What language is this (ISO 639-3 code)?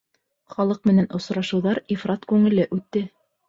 bak